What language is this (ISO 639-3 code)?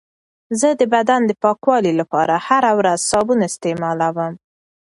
pus